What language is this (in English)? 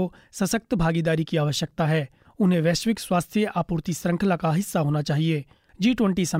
Hindi